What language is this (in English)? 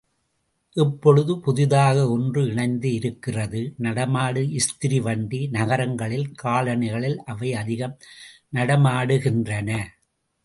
Tamil